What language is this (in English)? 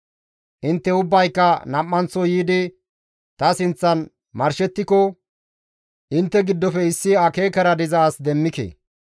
Gamo